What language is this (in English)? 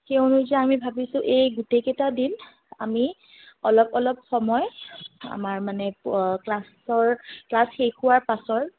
Assamese